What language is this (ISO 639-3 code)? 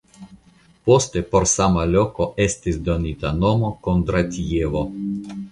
epo